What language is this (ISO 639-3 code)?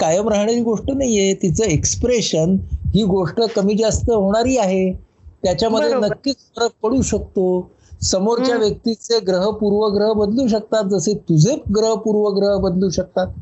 mar